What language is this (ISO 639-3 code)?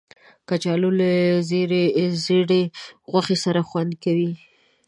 pus